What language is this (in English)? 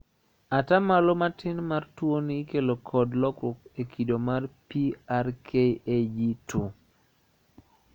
Luo (Kenya and Tanzania)